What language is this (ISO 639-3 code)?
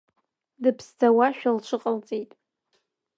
abk